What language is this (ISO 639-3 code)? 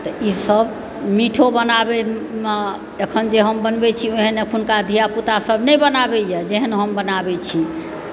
mai